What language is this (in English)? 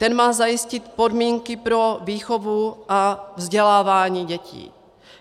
Czech